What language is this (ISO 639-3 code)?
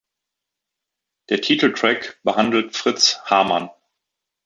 deu